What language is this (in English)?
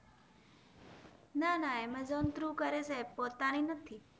Gujarati